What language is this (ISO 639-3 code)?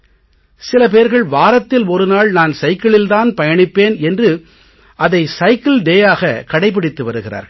tam